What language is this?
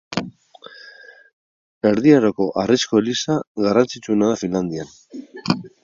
Basque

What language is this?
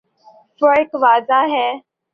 Urdu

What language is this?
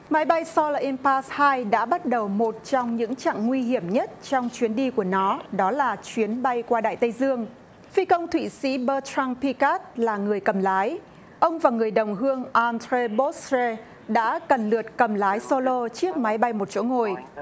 Vietnamese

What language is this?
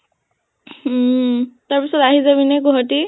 Assamese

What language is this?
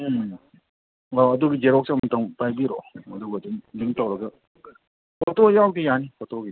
Manipuri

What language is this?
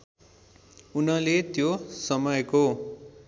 Nepali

